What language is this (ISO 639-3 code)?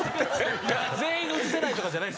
jpn